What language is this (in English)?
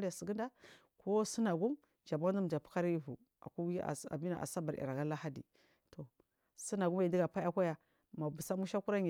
Marghi South